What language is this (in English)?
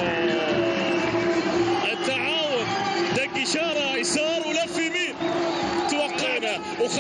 Arabic